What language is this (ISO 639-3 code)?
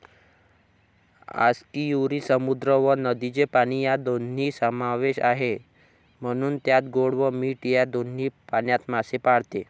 mar